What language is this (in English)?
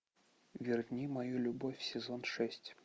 Russian